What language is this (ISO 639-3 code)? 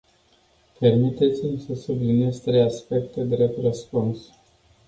ron